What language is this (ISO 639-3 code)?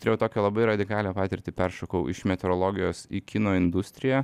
lit